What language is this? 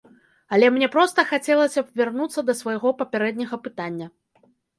Belarusian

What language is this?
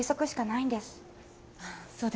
Japanese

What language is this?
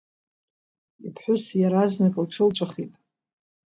Abkhazian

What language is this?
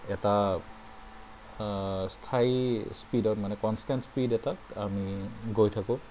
Assamese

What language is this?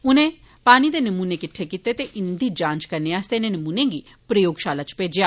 Dogri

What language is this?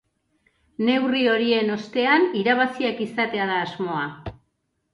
Basque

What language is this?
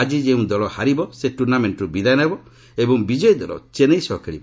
Odia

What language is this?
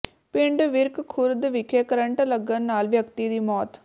Punjabi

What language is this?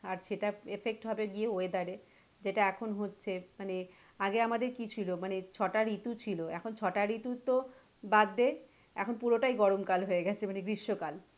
Bangla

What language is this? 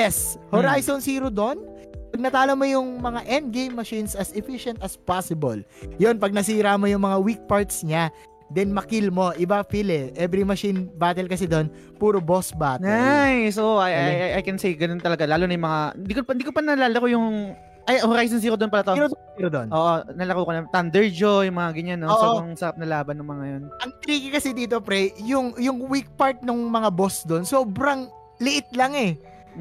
Filipino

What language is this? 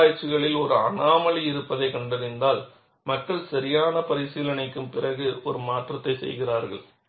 Tamil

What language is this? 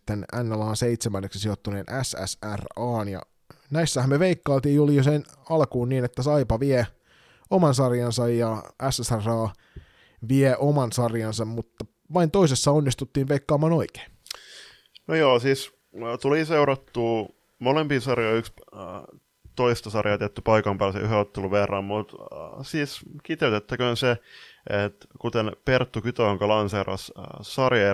Finnish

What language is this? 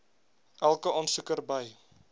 Afrikaans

